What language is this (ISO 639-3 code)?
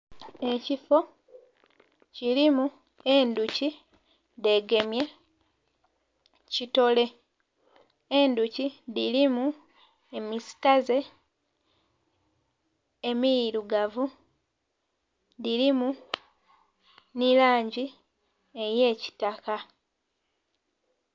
xog